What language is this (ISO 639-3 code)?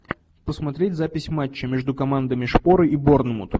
rus